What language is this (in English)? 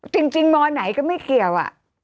Thai